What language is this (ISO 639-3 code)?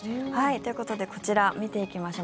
jpn